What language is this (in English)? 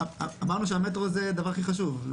Hebrew